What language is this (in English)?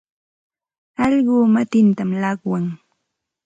Santa Ana de Tusi Pasco Quechua